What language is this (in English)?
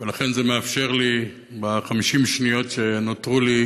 Hebrew